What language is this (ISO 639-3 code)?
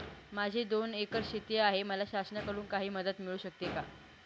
mar